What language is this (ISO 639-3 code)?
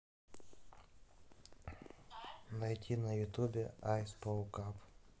rus